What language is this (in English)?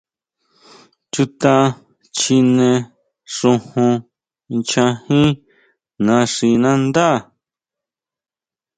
Huautla Mazatec